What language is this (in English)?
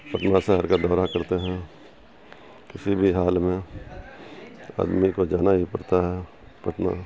Urdu